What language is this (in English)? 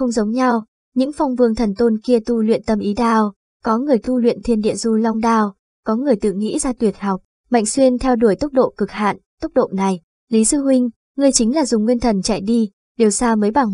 Vietnamese